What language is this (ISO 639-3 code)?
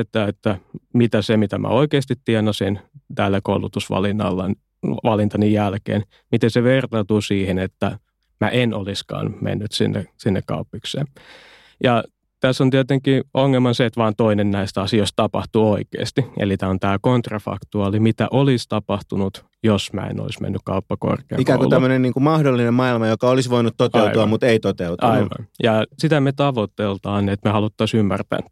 fin